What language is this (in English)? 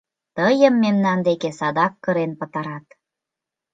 Mari